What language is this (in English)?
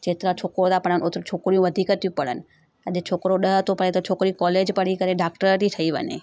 Sindhi